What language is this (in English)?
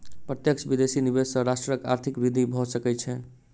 Maithili